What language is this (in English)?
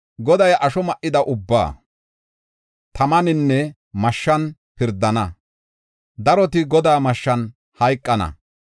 Gofa